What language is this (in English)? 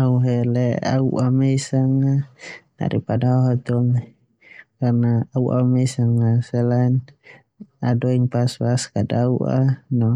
Termanu